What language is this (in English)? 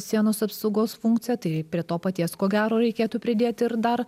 Lithuanian